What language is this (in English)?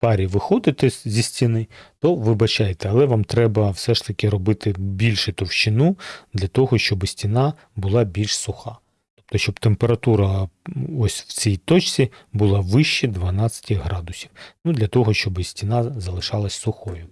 Ukrainian